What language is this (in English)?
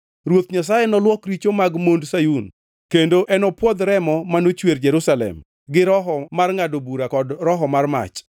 Luo (Kenya and Tanzania)